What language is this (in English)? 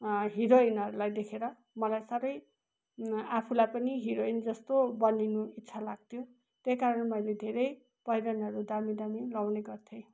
Nepali